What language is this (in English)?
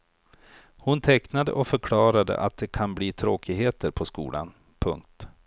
Swedish